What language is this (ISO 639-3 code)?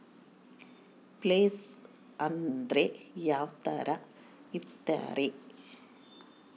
kan